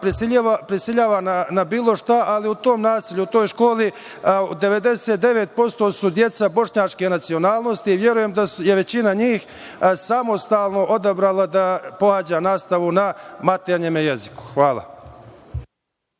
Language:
Serbian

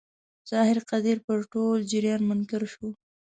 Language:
Pashto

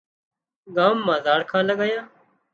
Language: Wadiyara Koli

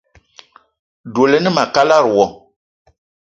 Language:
Eton (Cameroon)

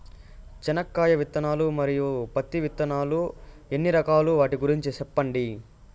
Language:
Telugu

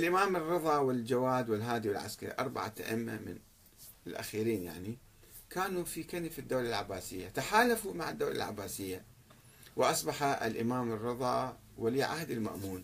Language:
Arabic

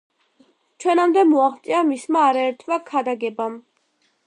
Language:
Georgian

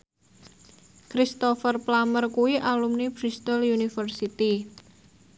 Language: Javanese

